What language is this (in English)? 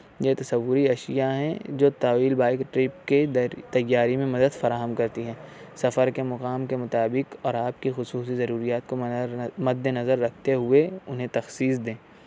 Urdu